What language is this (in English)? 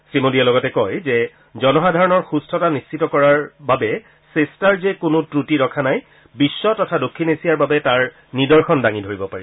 Assamese